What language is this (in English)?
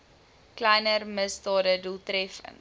Afrikaans